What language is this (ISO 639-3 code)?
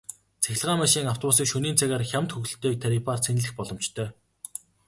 mon